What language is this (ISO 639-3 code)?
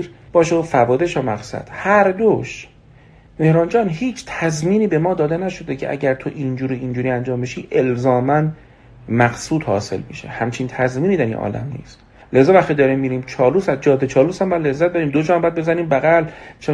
fas